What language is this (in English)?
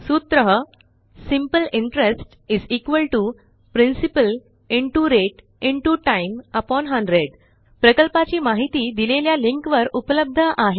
Marathi